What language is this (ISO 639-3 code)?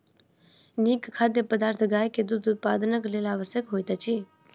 mai